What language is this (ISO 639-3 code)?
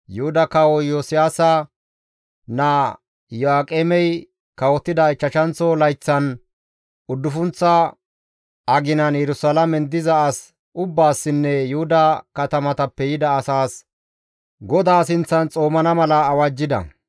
gmv